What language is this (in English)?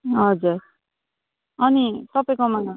Nepali